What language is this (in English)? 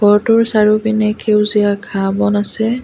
Assamese